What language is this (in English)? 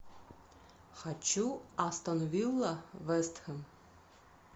Russian